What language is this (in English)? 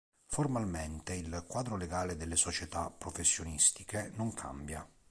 Italian